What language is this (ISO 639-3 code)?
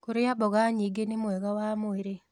kik